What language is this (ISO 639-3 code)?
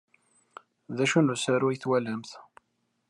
kab